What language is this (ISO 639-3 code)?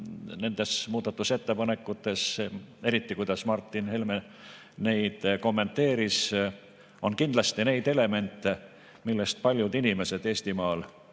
est